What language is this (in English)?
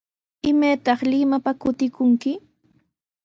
Sihuas Ancash Quechua